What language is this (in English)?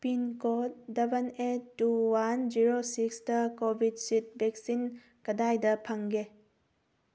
Manipuri